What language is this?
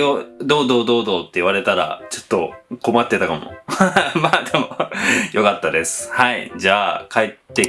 Japanese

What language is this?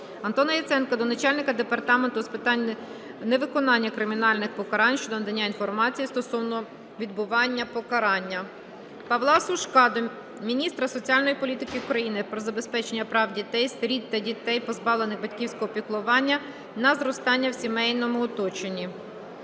Ukrainian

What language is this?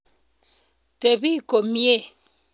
Kalenjin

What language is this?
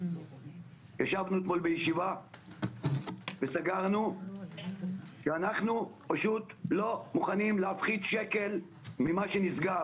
Hebrew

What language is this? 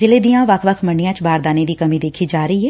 Punjabi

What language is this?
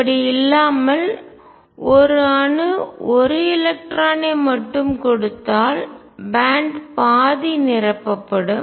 Tamil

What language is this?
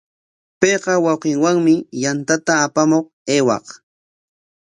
Corongo Ancash Quechua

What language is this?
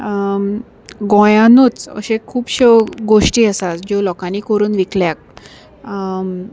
Konkani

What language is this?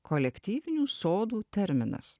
Lithuanian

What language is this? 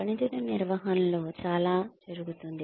Telugu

